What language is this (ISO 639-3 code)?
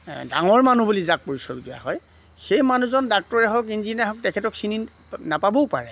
asm